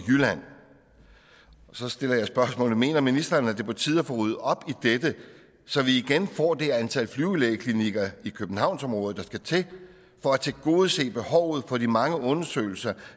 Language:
Danish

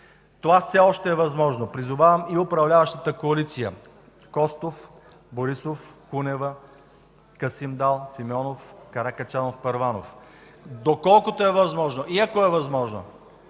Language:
Bulgarian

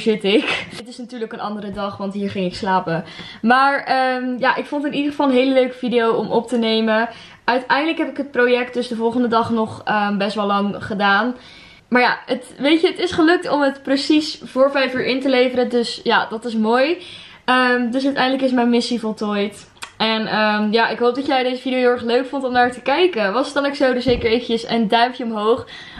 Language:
Dutch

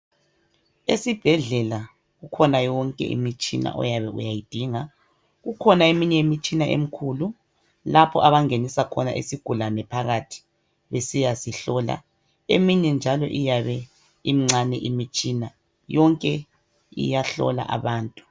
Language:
North Ndebele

